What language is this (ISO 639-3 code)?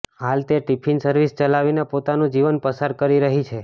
guj